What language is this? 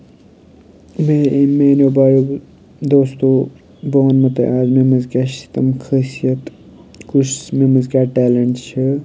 Kashmiri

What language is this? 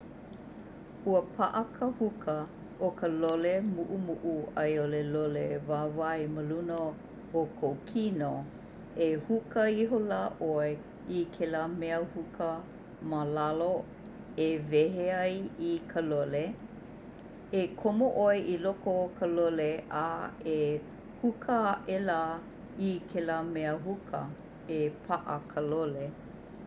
Hawaiian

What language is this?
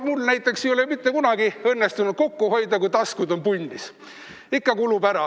Estonian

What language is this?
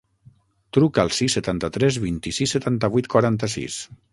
Catalan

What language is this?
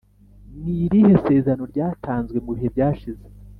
Kinyarwanda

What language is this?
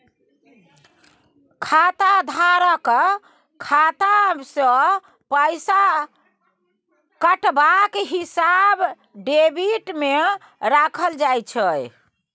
Maithili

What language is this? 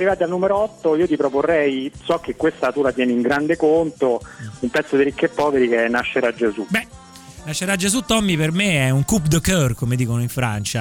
Italian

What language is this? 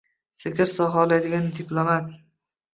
Uzbek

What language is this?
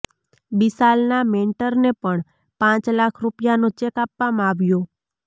Gujarati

